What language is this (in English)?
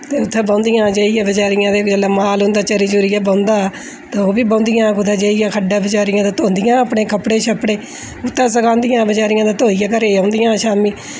Dogri